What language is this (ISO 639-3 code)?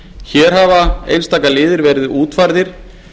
isl